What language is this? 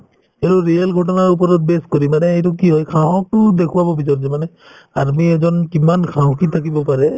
Assamese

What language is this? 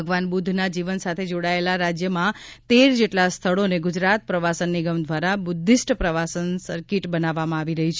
Gujarati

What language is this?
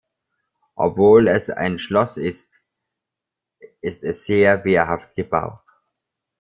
German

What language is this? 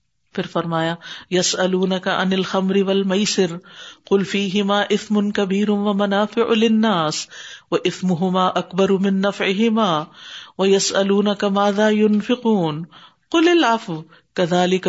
Urdu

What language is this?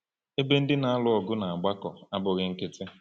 Igbo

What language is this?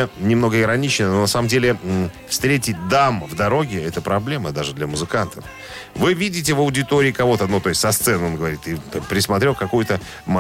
Russian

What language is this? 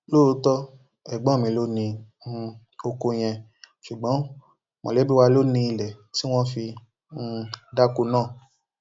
Yoruba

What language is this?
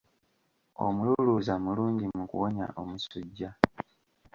Ganda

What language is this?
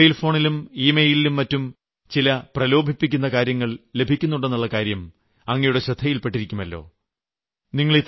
Malayalam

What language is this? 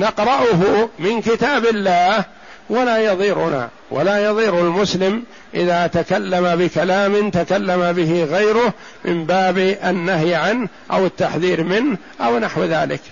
Arabic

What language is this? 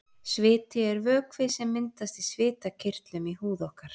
Icelandic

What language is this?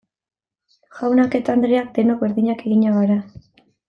Basque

